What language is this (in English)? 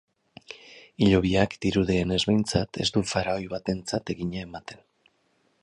Basque